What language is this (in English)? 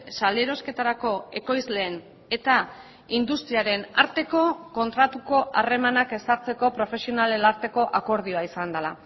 Basque